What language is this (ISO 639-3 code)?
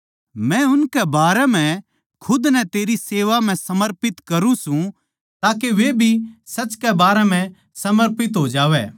bgc